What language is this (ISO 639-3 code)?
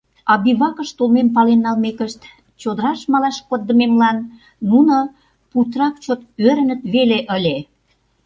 chm